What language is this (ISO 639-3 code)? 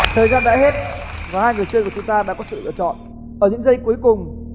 vie